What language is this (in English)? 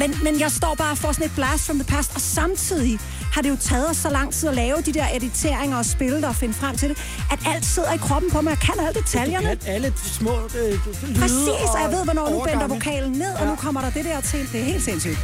Danish